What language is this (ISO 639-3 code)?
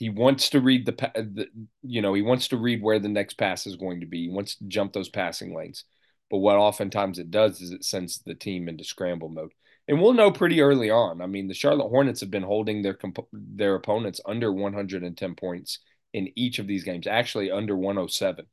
eng